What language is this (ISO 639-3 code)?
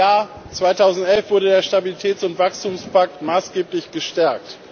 deu